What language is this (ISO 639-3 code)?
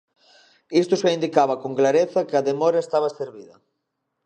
glg